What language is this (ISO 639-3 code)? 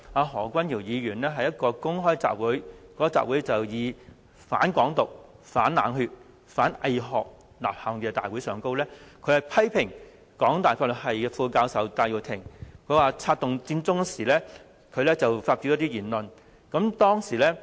yue